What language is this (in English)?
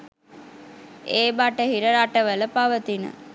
Sinhala